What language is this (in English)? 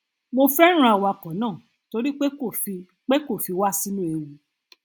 Yoruba